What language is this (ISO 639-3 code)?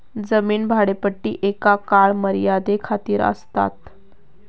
mar